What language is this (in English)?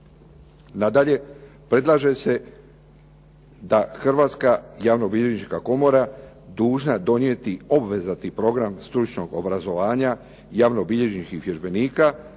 Croatian